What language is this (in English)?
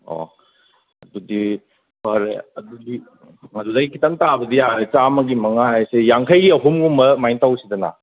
Manipuri